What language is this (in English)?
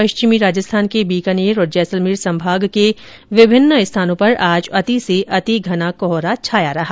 Hindi